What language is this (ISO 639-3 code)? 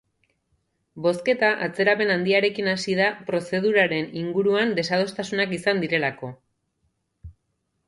eus